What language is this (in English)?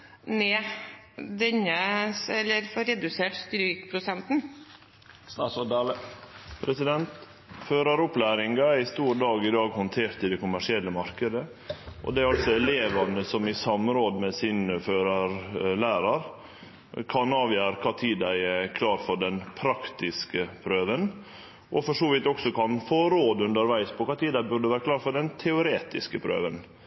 Norwegian